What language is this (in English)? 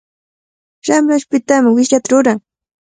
Cajatambo North Lima Quechua